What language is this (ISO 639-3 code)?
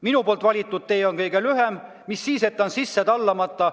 est